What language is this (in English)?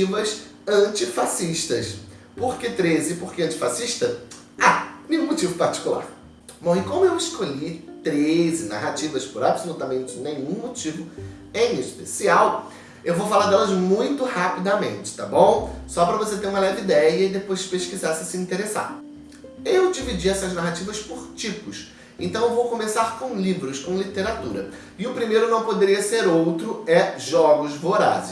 Portuguese